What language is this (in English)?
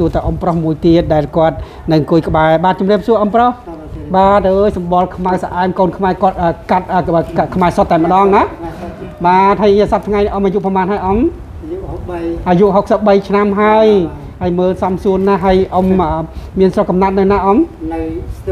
Thai